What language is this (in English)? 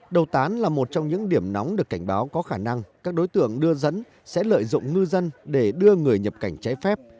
Vietnamese